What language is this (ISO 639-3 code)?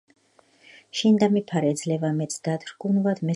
kat